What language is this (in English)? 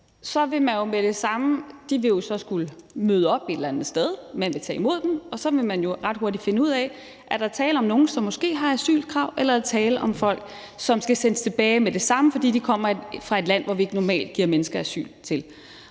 Danish